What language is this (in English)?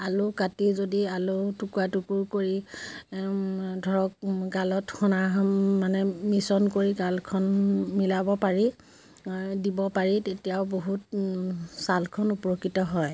Assamese